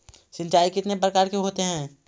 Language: Magahi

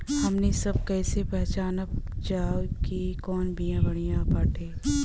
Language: Bhojpuri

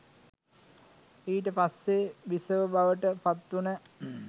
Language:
Sinhala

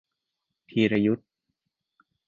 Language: Thai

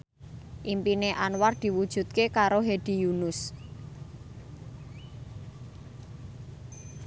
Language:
Javanese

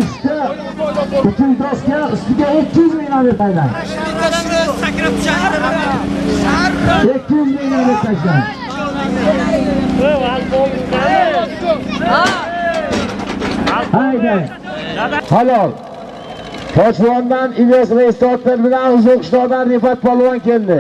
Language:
Turkish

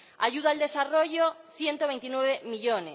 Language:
Spanish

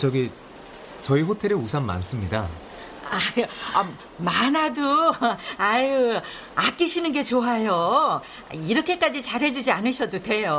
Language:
Korean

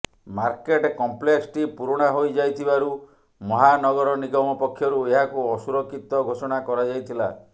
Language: Odia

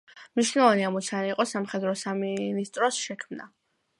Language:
Georgian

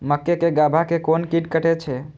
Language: Maithili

